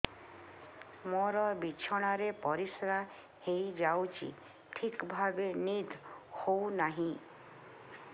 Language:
Odia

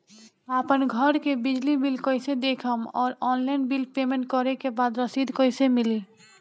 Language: Bhojpuri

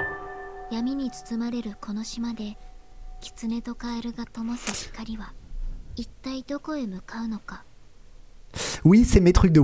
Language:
French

